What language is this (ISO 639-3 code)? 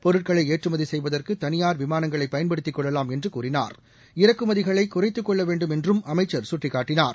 tam